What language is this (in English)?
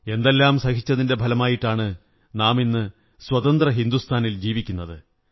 Malayalam